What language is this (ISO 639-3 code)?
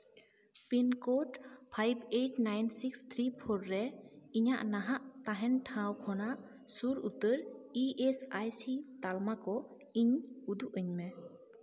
sat